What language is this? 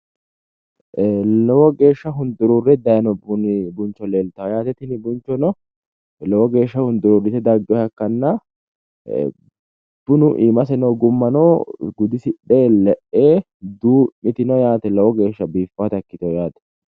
Sidamo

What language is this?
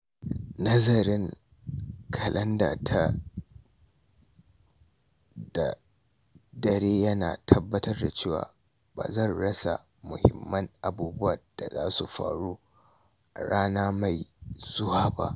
Hausa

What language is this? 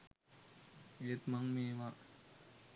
Sinhala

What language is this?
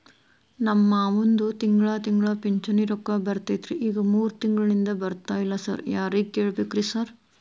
Kannada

